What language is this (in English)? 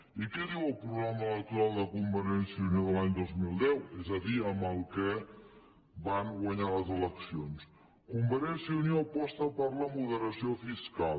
Catalan